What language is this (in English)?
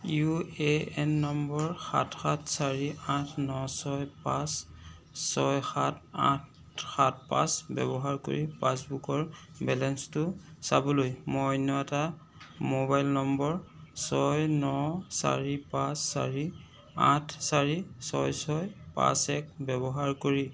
Assamese